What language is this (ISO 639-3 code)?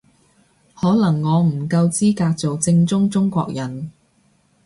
yue